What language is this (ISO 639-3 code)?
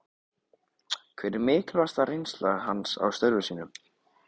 isl